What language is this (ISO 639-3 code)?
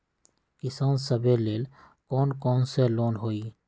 mag